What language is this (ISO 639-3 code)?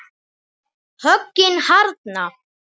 isl